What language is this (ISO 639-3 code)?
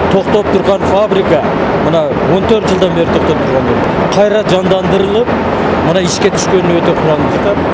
ron